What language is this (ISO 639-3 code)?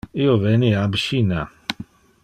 ina